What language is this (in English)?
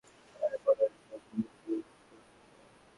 Bangla